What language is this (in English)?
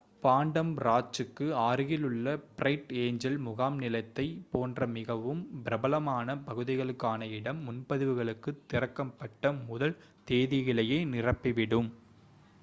Tamil